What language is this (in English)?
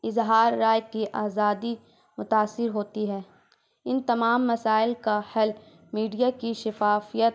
Urdu